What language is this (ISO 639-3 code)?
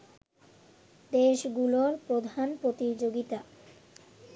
ben